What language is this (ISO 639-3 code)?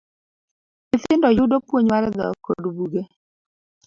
luo